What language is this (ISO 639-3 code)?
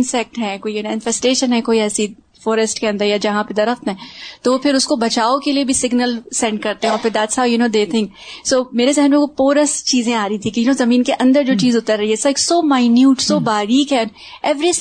urd